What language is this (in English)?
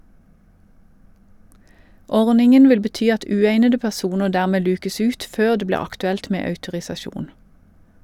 Norwegian